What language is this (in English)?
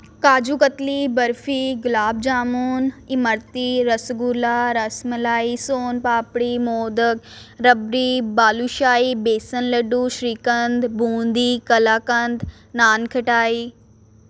Punjabi